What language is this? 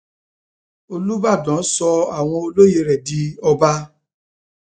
Yoruba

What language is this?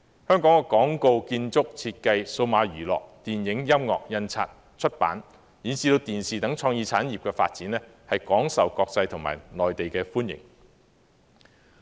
Cantonese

